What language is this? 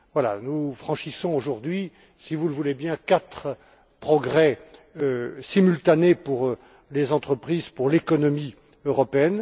French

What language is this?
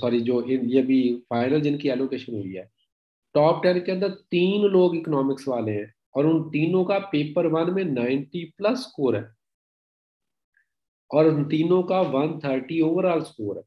Hindi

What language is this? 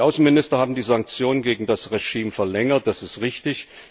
German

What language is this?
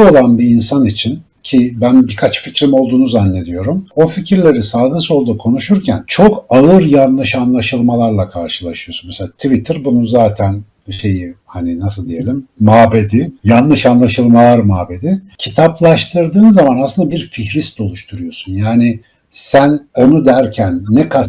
Turkish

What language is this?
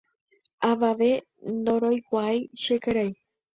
Guarani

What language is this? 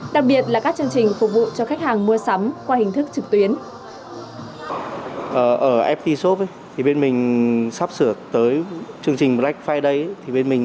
Vietnamese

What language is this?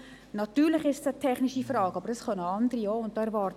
Swiss German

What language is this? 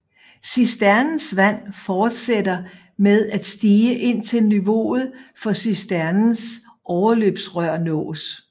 Danish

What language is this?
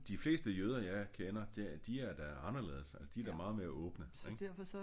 Danish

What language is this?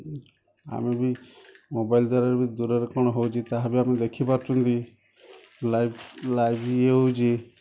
Odia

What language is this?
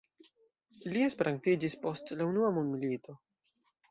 Esperanto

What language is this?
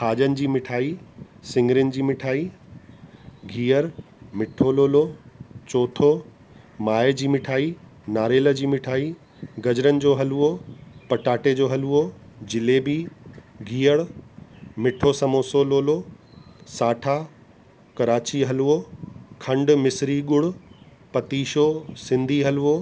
Sindhi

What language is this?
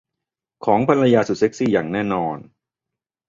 Thai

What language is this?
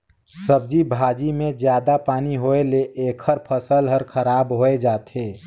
Chhattisgarhi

